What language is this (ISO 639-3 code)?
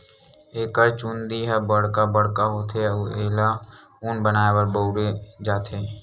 hne